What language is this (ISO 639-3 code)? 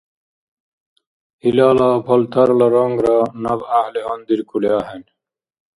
dar